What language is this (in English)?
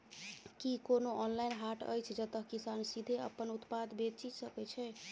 Maithili